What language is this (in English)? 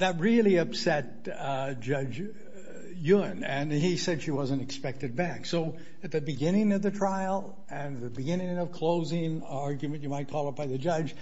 English